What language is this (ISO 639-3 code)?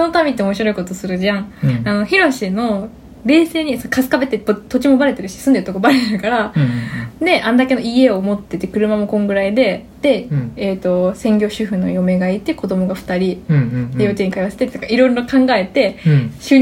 jpn